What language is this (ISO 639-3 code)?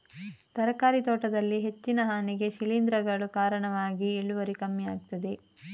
kan